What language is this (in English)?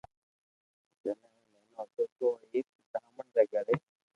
Loarki